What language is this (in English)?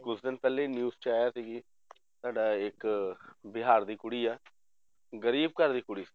Punjabi